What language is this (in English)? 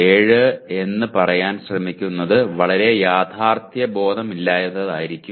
Malayalam